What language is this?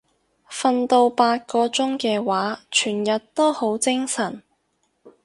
Cantonese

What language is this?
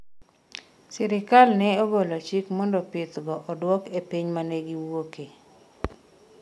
Luo (Kenya and Tanzania)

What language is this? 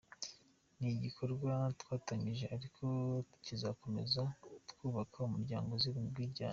Kinyarwanda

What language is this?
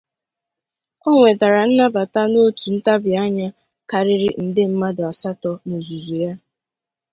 Igbo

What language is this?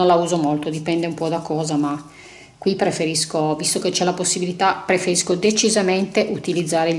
Italian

